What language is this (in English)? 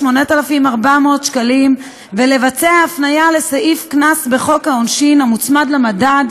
Hebrew